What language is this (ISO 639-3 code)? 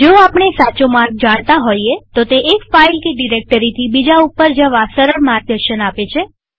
guj